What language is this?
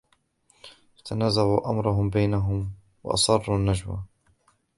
Arabic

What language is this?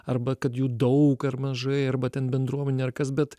Lithuanian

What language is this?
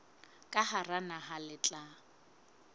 Southern Sotho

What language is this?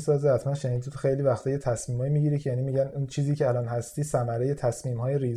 Persian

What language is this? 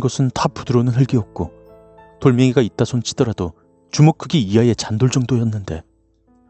Korean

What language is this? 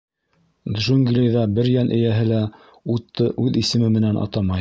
Bashkir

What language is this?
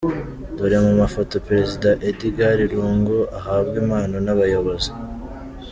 Kinyarwanda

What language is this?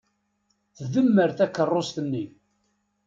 Kabyle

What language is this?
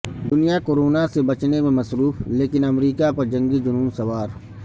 Urdu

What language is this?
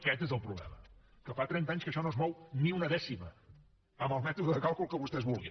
Catalan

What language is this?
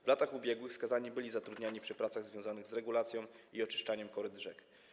Polish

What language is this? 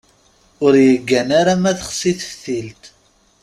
Kabyle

